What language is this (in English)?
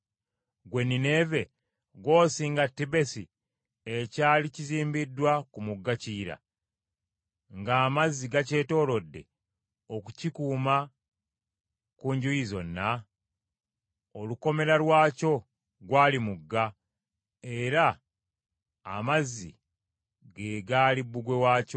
Ganda